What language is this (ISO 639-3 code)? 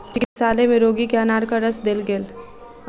mai